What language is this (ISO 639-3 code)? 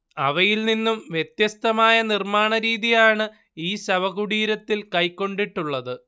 mal